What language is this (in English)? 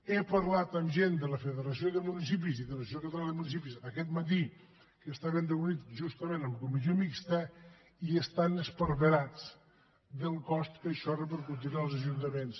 Catalan